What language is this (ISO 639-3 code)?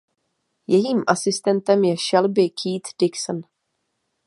ces